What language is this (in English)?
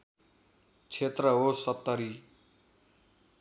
Nepali